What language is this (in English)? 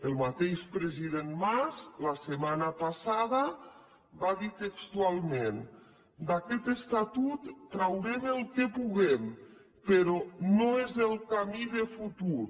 Catalan